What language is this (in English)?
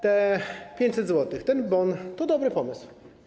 Polish